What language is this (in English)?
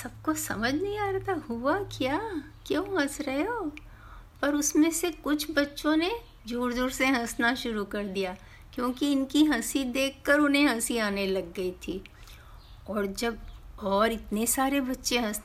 Hindi